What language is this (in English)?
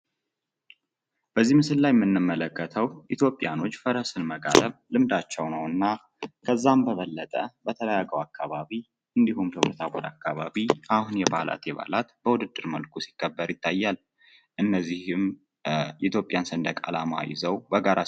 Amharic